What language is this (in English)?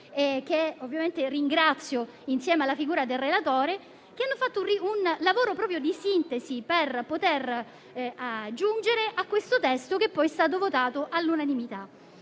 Italian